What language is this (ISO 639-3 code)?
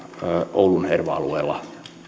fin